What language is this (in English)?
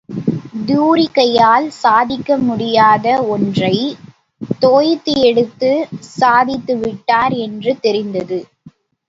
Tamil